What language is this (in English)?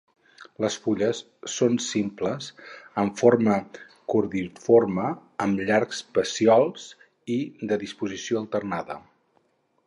Catalan